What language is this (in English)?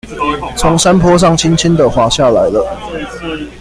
Chinese